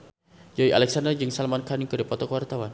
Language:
Sundanese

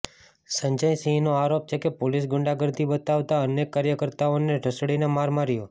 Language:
Gujarati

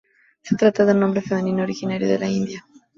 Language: Spanish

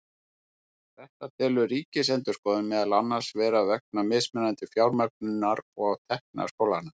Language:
Icelandic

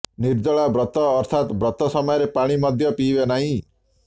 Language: Odia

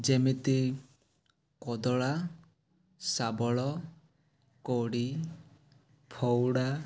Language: Odia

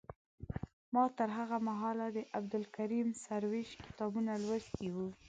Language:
Pashto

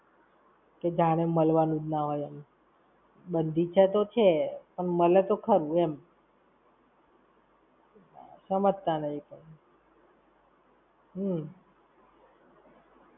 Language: Gujarati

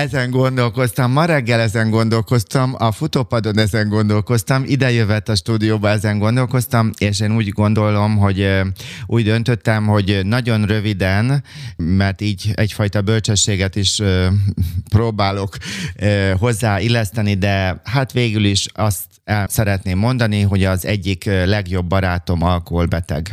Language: Hungarian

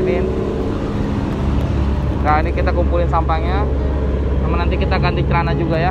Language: Indonesian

